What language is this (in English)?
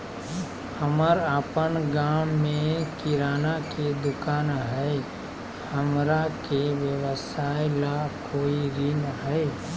Magahi